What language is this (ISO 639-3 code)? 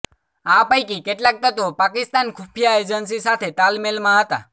guj